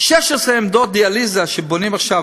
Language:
Hebrew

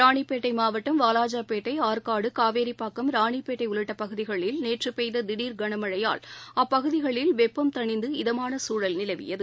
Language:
Tamil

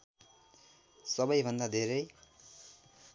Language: Nepali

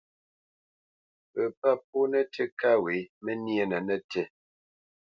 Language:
Bamenyam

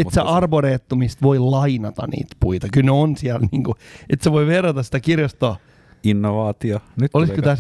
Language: Finnish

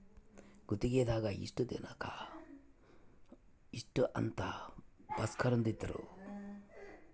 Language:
Kannada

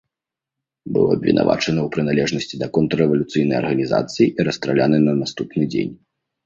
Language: Belarusian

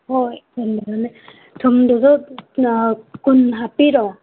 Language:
Manipuri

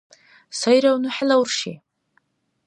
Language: Dargwa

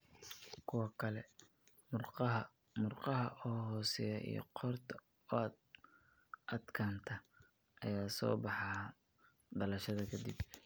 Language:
Somali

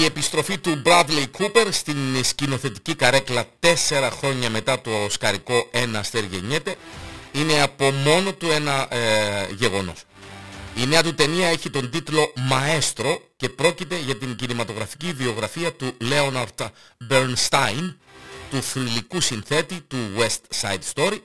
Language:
Greek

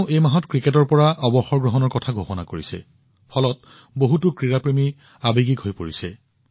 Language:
Assamese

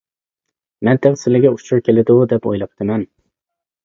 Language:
Uyghur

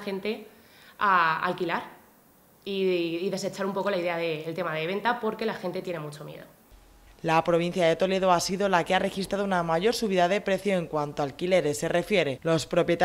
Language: Spanish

